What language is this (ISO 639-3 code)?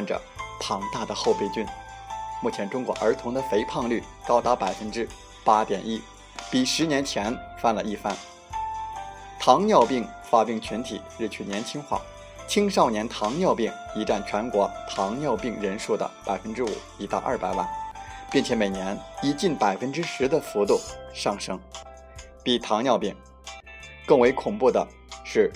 zho